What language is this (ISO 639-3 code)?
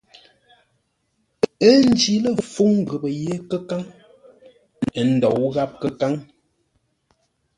nla